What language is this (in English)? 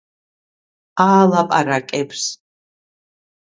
Georgian